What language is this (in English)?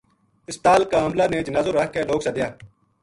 Gujari